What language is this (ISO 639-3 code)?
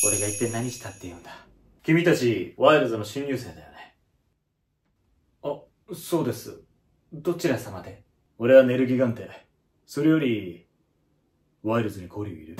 jpn